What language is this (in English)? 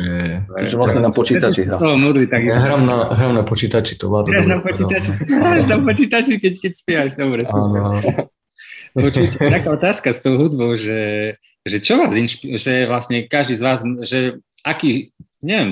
Slovak